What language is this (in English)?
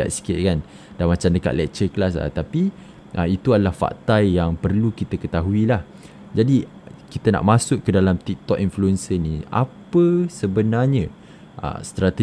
Malay